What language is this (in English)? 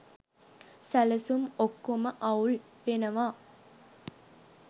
Sinhala